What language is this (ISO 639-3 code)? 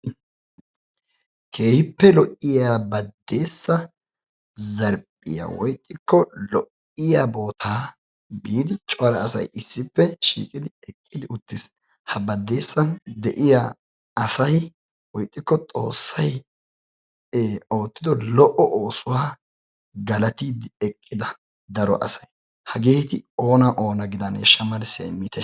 wal